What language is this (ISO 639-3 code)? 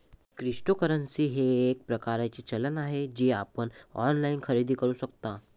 mar